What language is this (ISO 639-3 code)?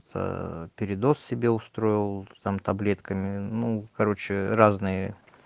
rus